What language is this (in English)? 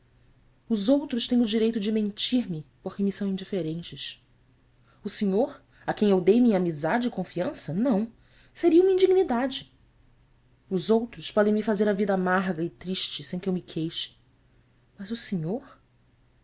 Portuguese